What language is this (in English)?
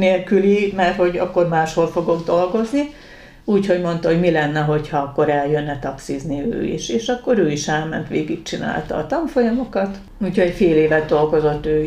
Hungarian